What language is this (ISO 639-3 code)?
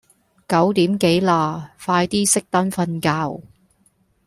yue